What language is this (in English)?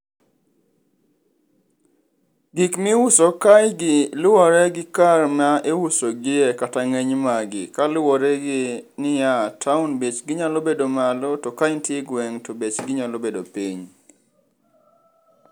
Luo (Kenya and Tanzania)